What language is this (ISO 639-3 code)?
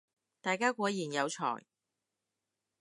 yue